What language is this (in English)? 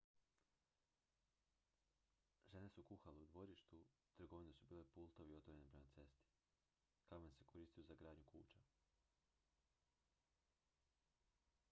Croatian